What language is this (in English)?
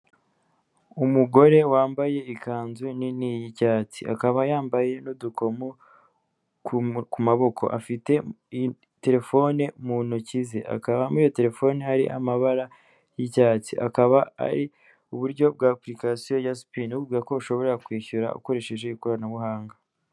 Kinyarwanda